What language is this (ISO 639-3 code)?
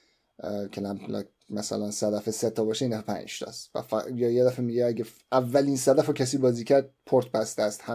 fas